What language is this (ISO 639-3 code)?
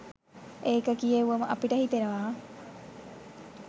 sin